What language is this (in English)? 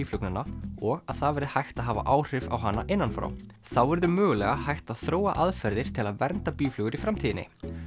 Icelandic